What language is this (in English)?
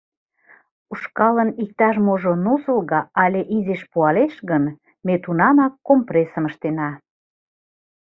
Mari